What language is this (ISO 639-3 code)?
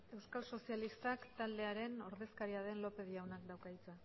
eus